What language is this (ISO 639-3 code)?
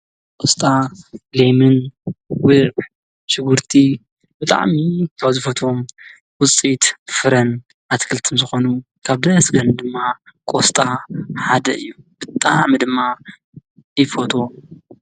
tir